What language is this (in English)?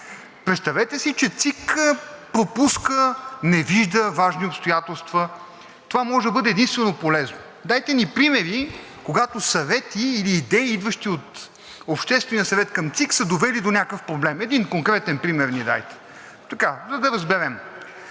Bulgarian